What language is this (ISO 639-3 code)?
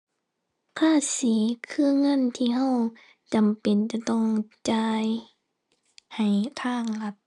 tha